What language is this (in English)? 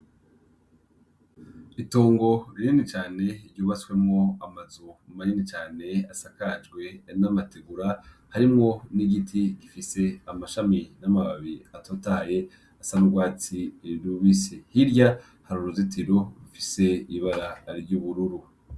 Rundi